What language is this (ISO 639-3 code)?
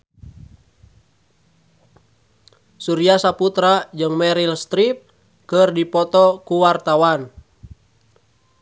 sun